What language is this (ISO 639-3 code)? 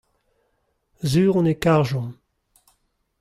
bre